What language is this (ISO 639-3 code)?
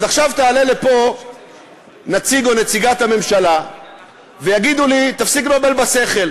heb